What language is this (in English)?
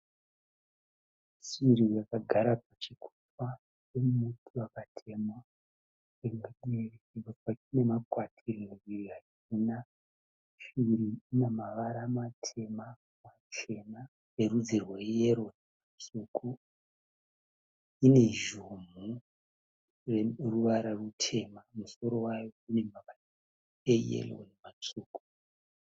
Shona